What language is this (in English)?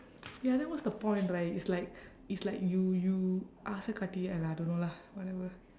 English